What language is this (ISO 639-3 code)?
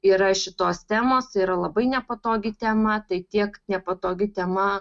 lit